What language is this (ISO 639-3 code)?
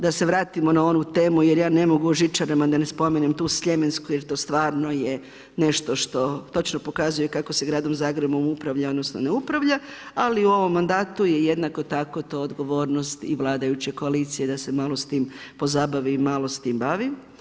hrv